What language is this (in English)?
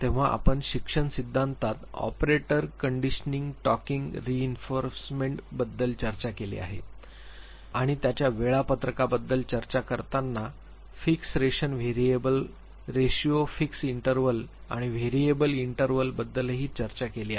Marathi